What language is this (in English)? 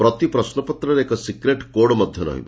Odia